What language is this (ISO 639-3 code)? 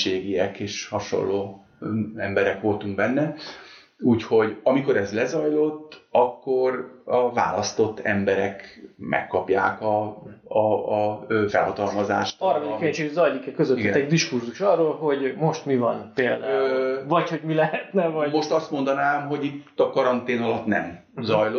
hun